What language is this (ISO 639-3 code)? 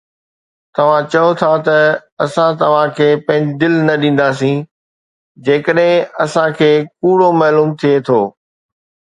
snd